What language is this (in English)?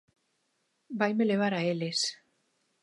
Galician